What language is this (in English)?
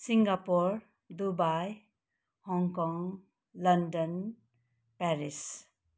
Nepali